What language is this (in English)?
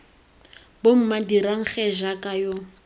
Tswana